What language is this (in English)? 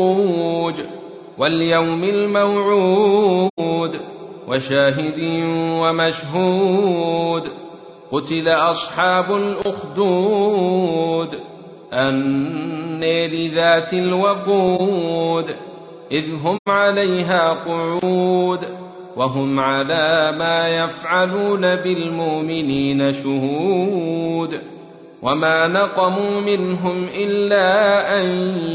Arabic